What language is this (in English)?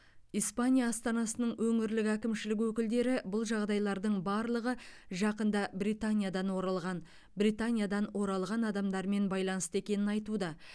Kazakh